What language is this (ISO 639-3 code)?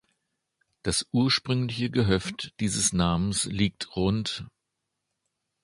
deu